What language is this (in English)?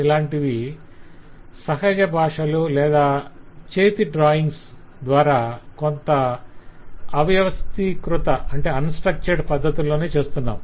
Telugu